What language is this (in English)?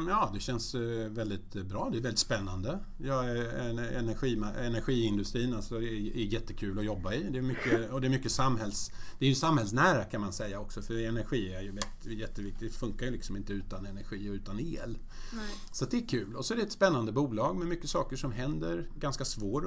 Swedish